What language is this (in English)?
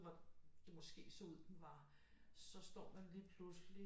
Danish